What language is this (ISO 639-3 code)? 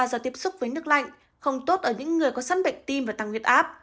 vie